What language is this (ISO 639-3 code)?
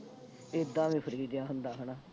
pan